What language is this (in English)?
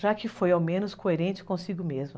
Portuguese